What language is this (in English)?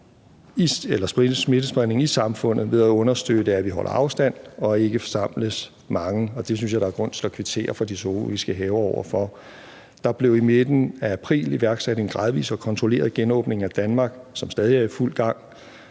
Danish